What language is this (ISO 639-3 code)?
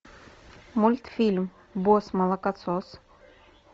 rus